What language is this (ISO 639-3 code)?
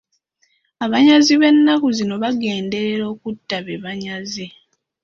lug